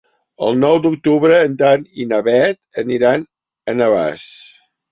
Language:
Catalan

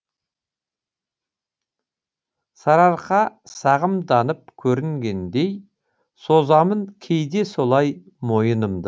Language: Kazakh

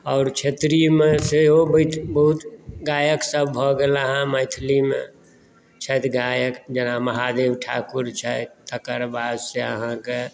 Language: Maithili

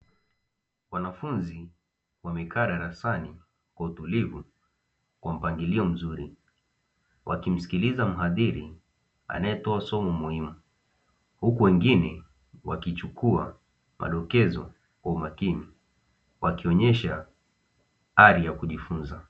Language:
Swahili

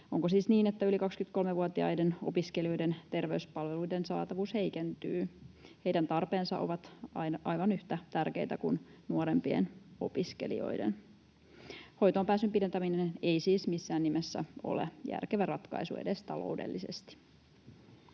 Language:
Finnish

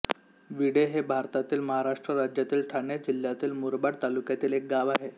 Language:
Marathi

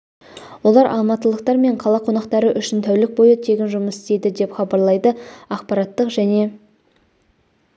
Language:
Kazakh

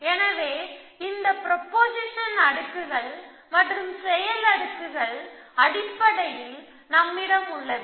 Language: Tamil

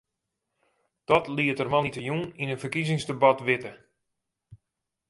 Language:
Western Frisian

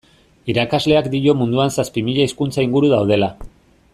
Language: Basque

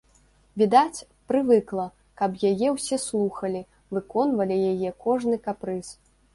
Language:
Belarusian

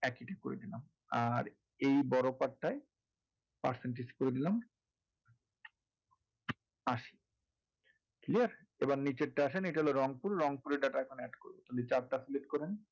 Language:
Bangla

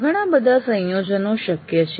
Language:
Gujarati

